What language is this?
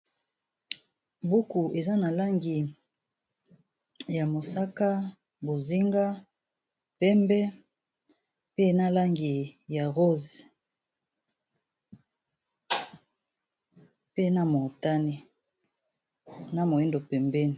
Lingala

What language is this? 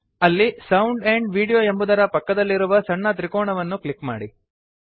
Kannada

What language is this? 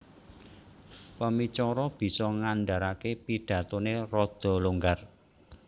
Javanese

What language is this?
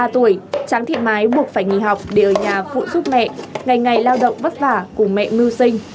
Vietnamese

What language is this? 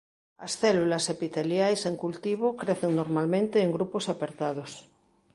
Galician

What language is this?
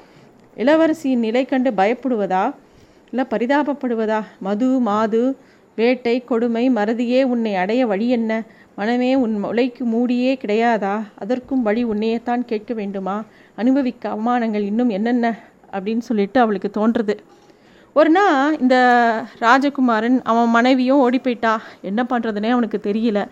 Tamil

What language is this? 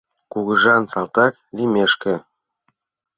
Mari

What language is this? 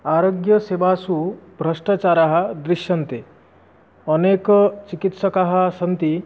Sanskrit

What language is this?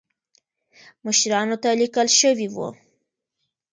Pashto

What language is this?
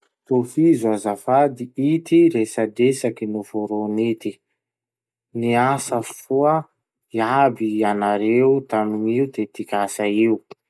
Masikoro Malagasy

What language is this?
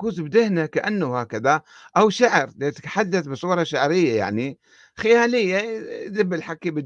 Arabic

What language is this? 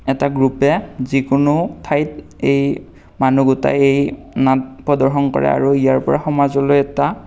Assamese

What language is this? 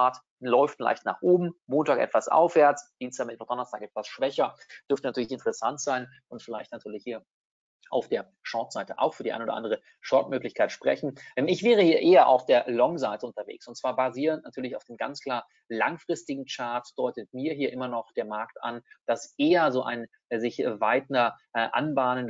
German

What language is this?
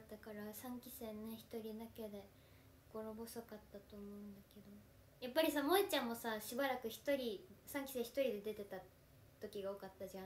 Japanese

